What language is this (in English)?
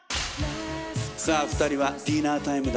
Japanese